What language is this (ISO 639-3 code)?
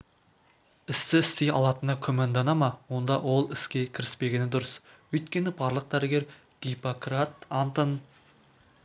kaz